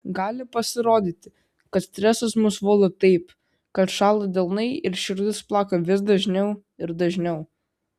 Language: Lithuanian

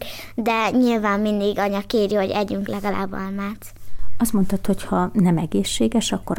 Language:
Hungarian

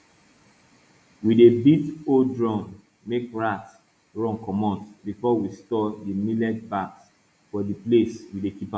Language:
Nigerian Pidgin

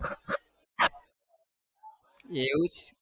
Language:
Gujarati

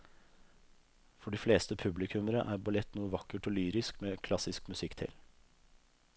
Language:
Norwegian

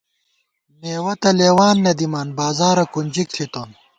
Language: Gawar-Bati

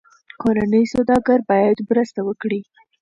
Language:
Pashto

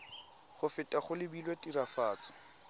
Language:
Tswana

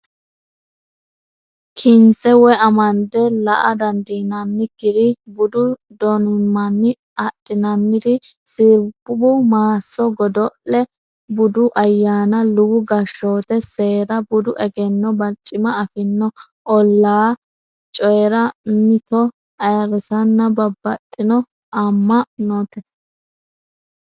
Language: Sidamo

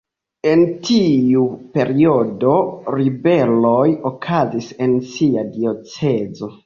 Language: Esperanto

